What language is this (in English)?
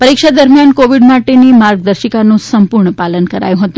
Gujarati